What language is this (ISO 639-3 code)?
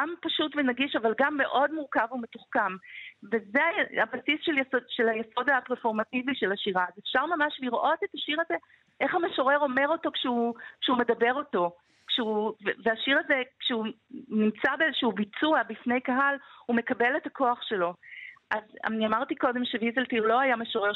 heb